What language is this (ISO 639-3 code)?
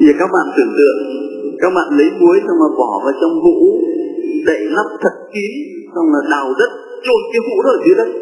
vie